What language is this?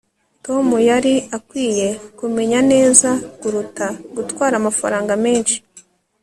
Kinyarwanda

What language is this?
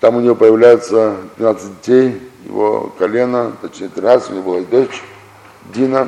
Russian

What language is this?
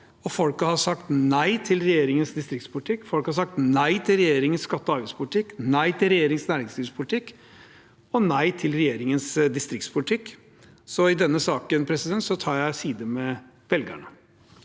Norwegian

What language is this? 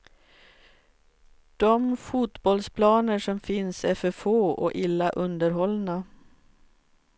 Swedish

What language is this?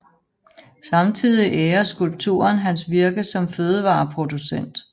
Danish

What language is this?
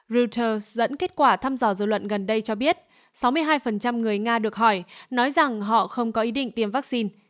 Vietnamese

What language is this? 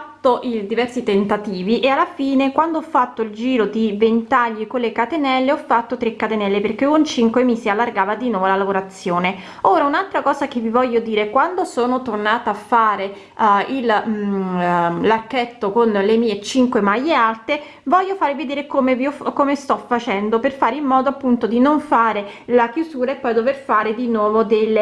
Italian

